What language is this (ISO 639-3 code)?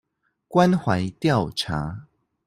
zho